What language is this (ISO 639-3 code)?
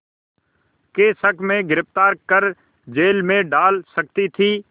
hin